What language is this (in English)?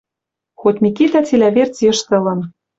Western Mari